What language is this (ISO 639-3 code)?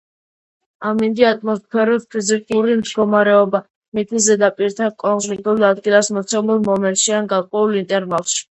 kat